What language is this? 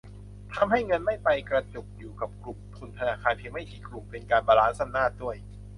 Thai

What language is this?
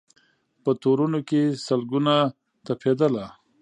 Pashto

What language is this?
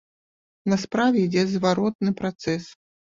Belarusian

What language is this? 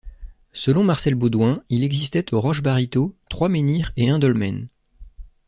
French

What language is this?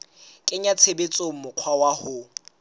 Southern Sotho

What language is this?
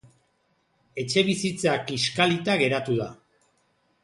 Basque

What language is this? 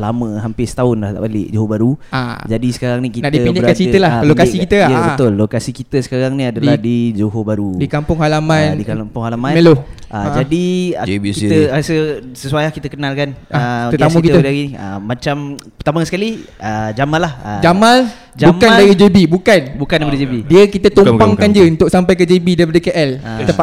Malay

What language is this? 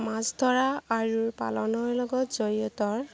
Assamese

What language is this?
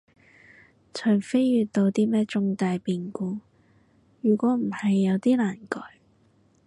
Cantonese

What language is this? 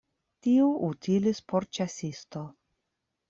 Esperanto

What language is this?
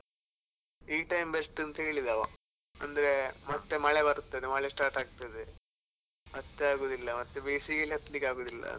Kannada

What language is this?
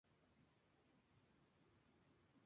Spanish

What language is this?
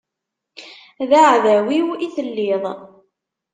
Kabyle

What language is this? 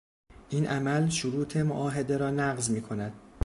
Persian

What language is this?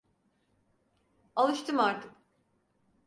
Turkish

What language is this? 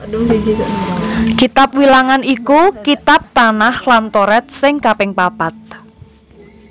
Javanese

